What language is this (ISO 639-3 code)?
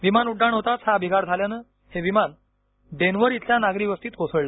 mar